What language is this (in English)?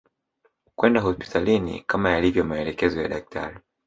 Swahili